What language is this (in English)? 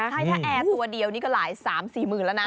Thai